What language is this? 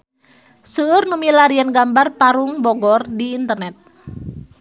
Sundanese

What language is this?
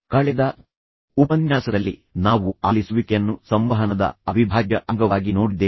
Kannada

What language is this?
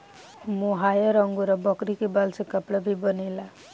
Bhojpuri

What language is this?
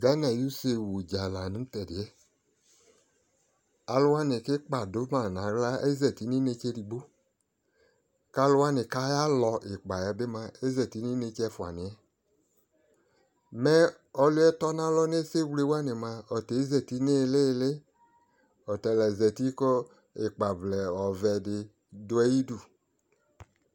Ikposo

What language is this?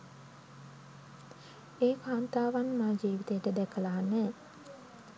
Sinhala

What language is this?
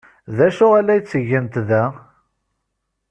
Kabyle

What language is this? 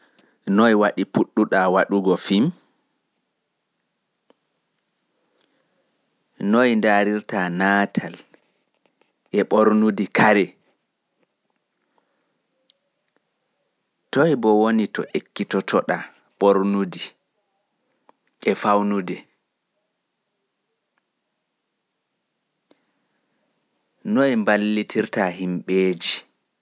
Pular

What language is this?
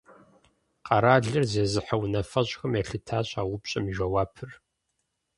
Kabardian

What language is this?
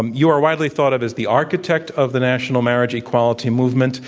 English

